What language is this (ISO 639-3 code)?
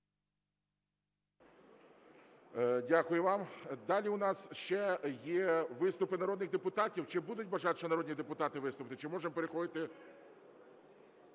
ukr